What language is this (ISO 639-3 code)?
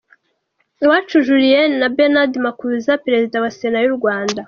kin